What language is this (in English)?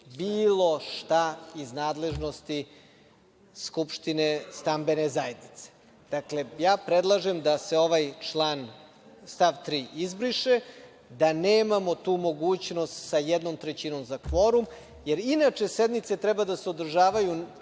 Serbian